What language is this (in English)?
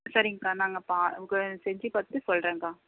Tamil